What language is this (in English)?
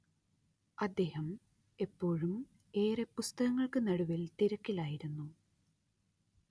Malayalam